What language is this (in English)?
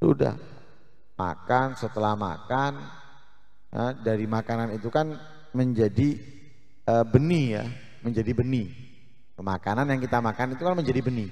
Indonesian